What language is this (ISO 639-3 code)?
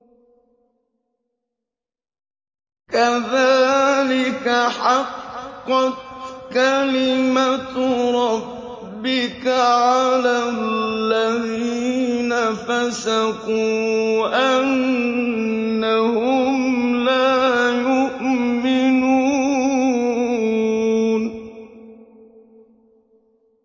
ara